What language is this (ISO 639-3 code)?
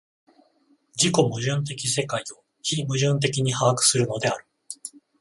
jpn